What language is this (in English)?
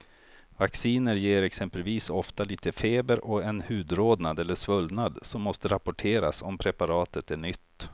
Swedish